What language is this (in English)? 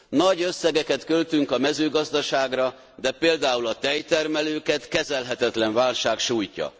Hungarian